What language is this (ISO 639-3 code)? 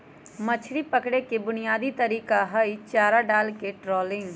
mag